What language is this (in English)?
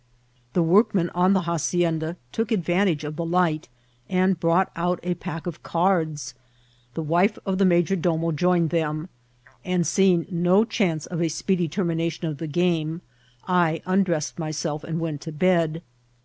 English